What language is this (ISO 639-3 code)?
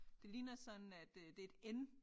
dan